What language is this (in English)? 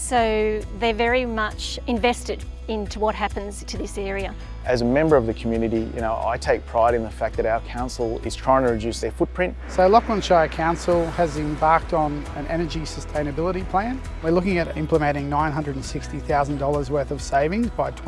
English